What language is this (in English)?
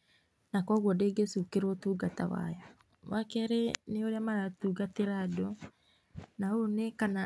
Kikuyu